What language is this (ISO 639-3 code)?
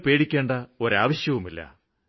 mal